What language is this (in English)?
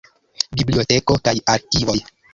Esperanto